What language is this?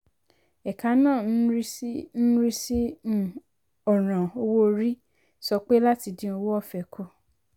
Yoruba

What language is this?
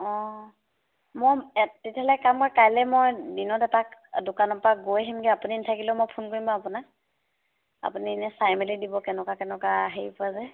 Assamese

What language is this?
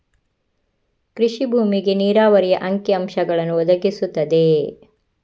Kannada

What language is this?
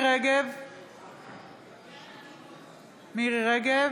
Hebrew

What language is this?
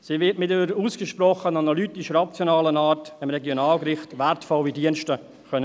Swiss German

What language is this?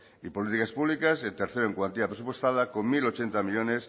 Spanish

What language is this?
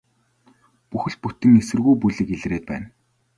Mongolian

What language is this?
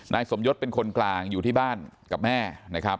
Thai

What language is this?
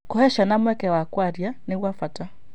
Kikuyu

